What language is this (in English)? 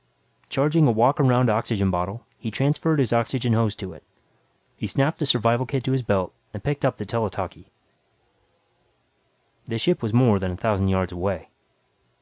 English